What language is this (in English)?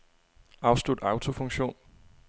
Danish